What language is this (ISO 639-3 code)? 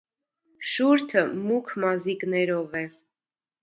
hye